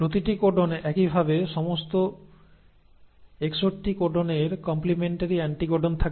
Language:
Bangla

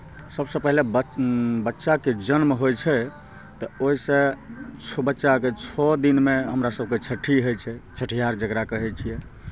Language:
Maithili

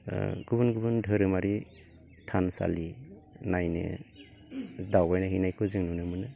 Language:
Bodo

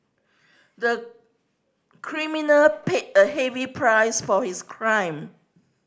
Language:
English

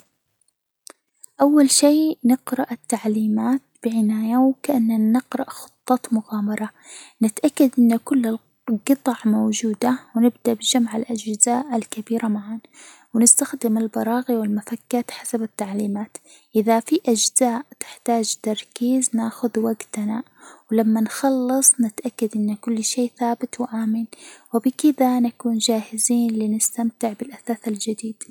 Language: Hijazi Arabic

